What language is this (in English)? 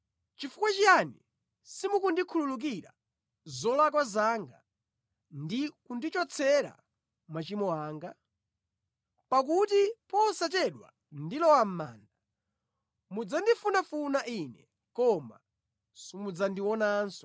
Nyanja